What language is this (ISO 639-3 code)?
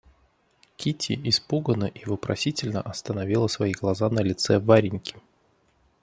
rus